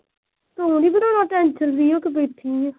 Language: Punjabi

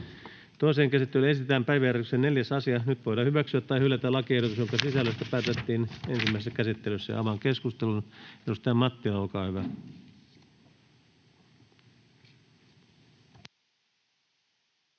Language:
Finnish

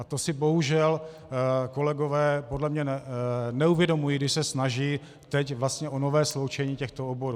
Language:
Czech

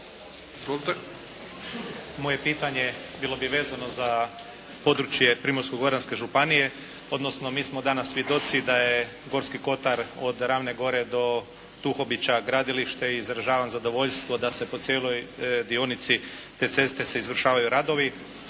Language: Croatian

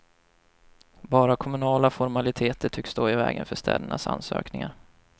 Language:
Swedish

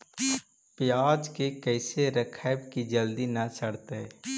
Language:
Magahi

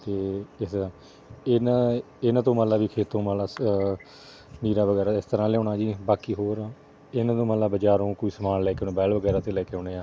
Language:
Punjabi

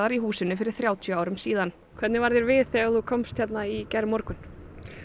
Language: Icelandic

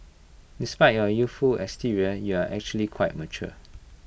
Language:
English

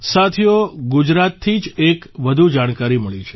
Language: Gujarati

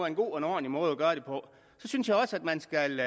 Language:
Danish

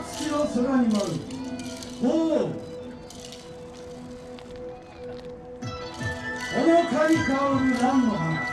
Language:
Japanese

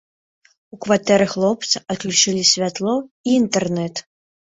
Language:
Belarusian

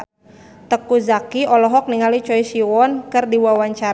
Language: Sundanese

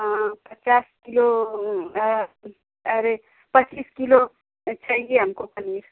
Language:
Hindi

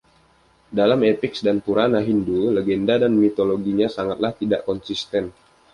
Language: Indonesian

